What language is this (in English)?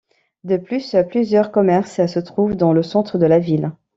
French